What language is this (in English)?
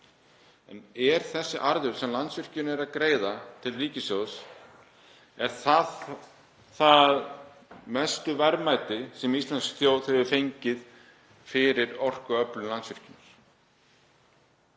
Icelandic